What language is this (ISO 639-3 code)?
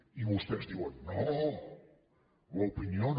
cat